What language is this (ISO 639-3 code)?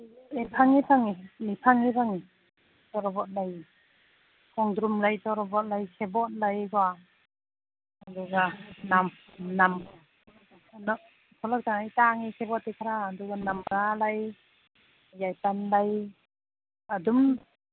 mni